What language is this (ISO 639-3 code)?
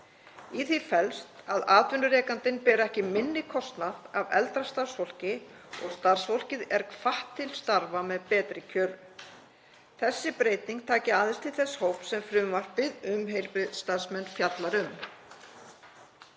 isl